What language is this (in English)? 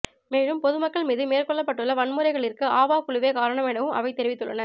Tamil